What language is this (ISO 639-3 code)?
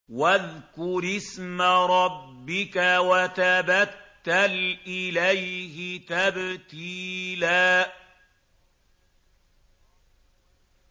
ara